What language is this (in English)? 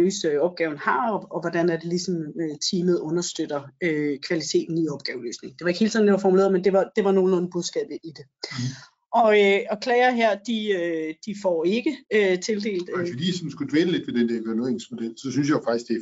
Danish